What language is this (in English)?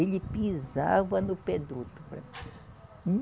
Portuguese